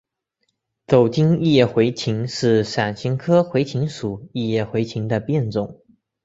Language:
Chinese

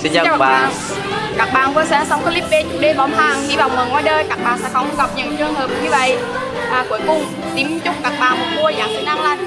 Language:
Vietnamese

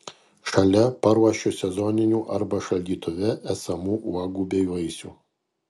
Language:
Lithuanian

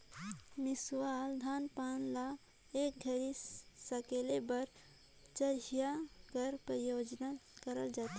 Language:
Chhattisgarhi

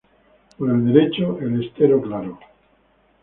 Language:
Spanish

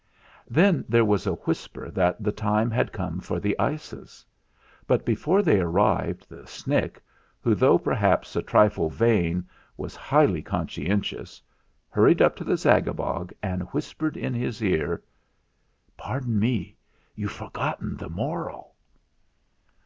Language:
English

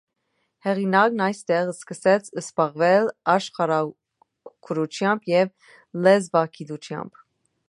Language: Armenian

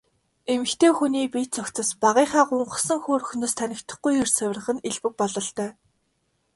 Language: Mongolian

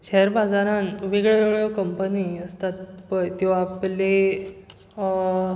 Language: Konkani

